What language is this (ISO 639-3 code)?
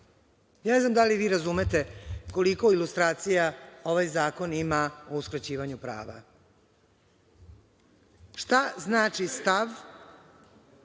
srp